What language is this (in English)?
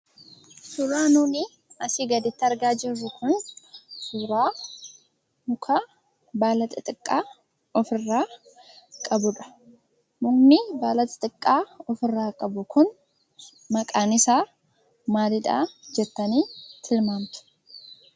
Oromo